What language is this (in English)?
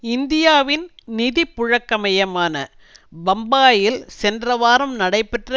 Tamil